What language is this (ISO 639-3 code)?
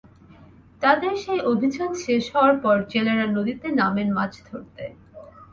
ben